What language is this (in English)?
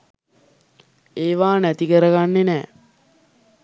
Sinhala